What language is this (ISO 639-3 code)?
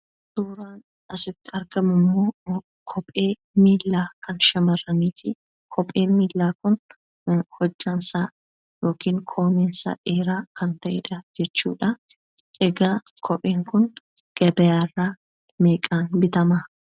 orm